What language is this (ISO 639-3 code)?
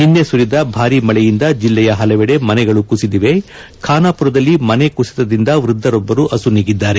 kan